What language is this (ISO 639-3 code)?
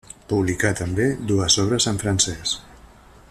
cat